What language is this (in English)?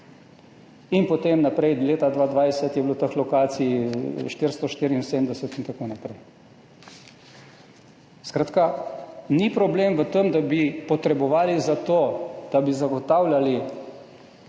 Slovenian